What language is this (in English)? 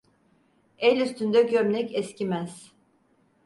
Turkish